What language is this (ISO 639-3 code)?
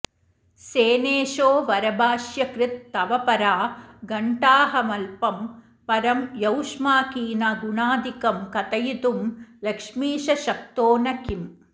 san